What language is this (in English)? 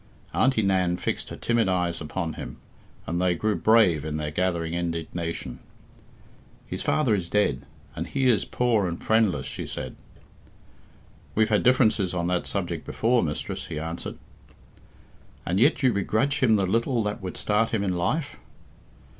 English